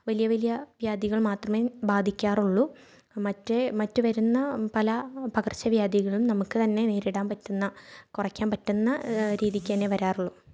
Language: Malayalam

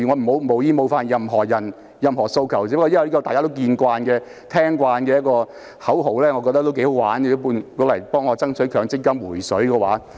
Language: Cantonese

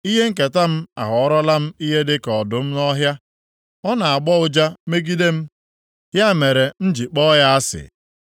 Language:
Igbo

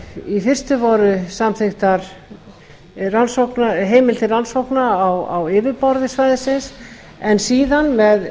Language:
Icelandic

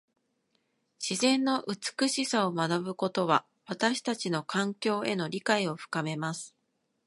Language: Japanese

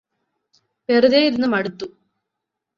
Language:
Malayalam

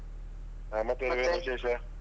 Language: Kannada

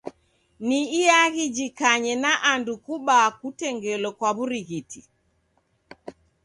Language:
Taita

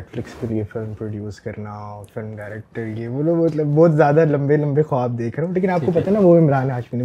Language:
Urdu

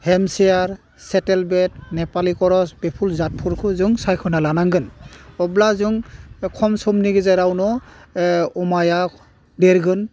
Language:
Bodo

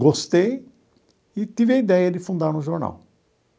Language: Portuguese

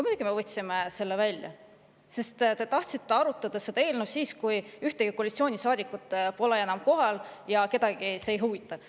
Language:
Estonian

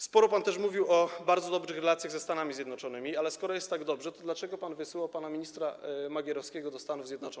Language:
Polish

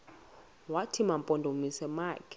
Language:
Xhosa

